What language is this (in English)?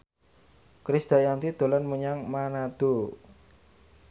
Javanese